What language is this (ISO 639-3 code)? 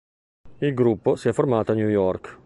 ita